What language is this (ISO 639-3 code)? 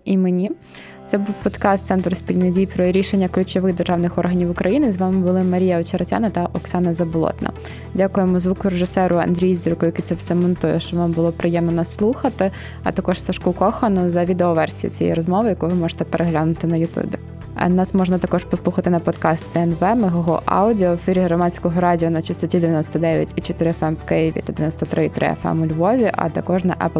ukr